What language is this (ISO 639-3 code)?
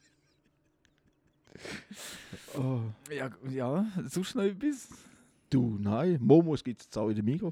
deu